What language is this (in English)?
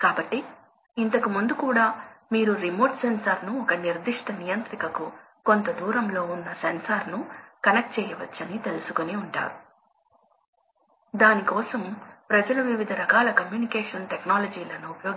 Telugu